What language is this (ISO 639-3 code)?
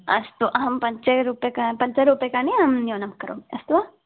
san